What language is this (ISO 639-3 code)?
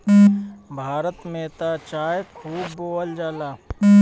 bho